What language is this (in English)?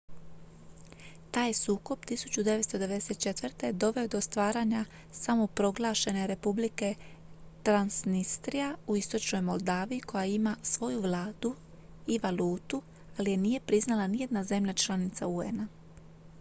Croatian